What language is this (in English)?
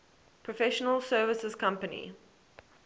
English